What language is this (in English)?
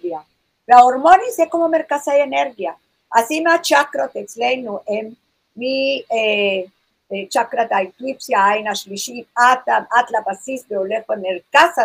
Hebrew